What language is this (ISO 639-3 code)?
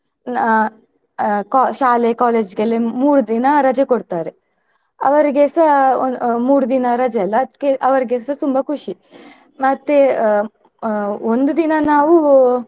kan